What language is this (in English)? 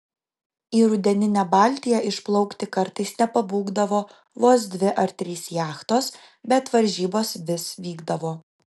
Lithuanian